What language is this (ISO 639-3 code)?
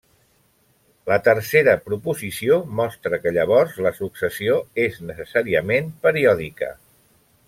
cat